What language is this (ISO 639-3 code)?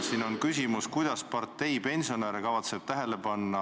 est